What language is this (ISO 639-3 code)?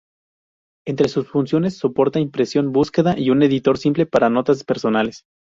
spa